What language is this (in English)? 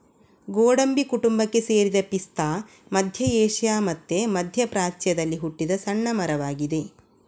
Kannada